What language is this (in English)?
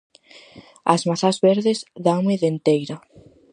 Galician